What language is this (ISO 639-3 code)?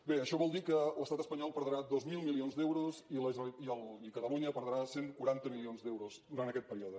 cat